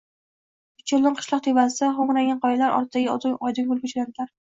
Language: Uzbek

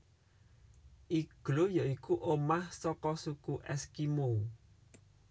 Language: Javanese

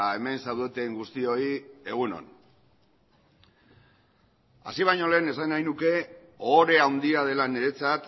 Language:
Basque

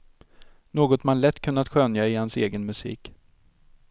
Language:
Swedish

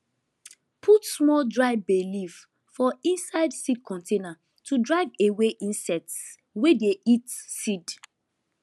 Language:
Nigerian Pidgin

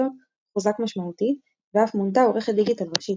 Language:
Hebrew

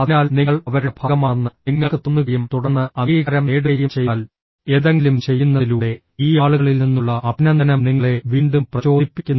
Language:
Malayalam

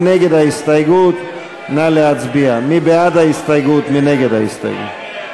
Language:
Hebrew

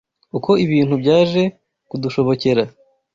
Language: Kinyarwanda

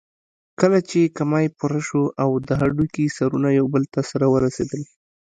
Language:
Pashto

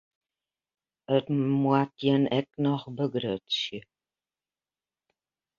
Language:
Western Frisian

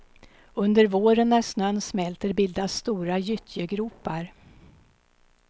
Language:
Swedish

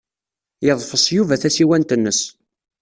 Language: Kabyle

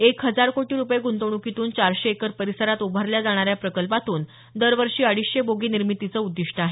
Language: Marathi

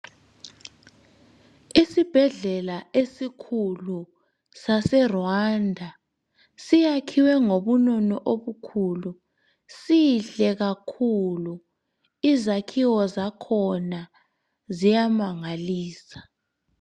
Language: North Ndebele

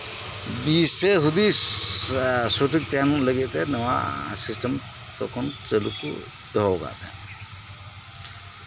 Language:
Santali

